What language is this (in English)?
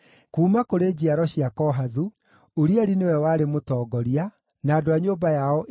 Kikuyu